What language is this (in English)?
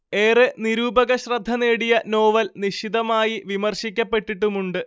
Malayalam